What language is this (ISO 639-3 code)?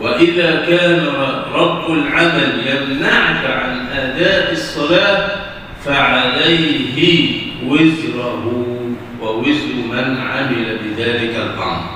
ara